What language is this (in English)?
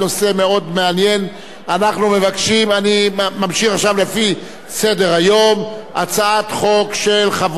Hebrew